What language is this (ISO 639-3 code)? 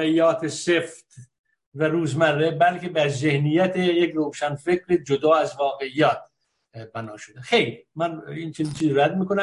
fas